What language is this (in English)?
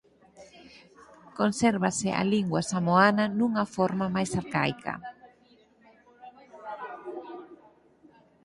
Galician